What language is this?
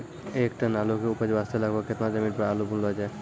Maithili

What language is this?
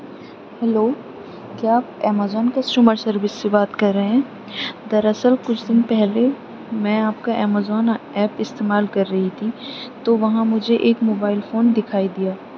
Urdu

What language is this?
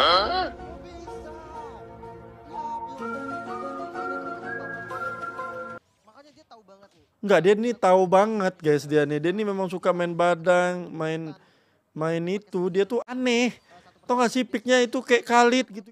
Indonesian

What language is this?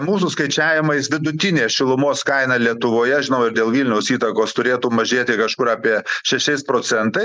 Lithuanian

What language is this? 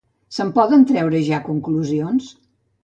Catalan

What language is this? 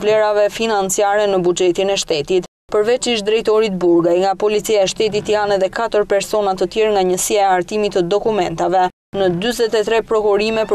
Romanian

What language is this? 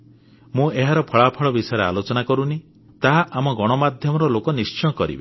Odia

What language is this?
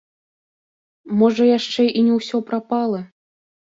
Belarusian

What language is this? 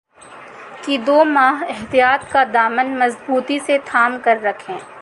Urdu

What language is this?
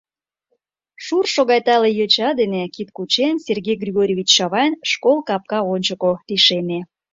Mari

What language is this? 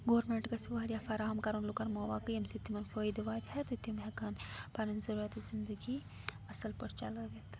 Kashmiri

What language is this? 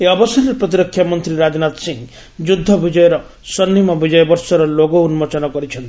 Odia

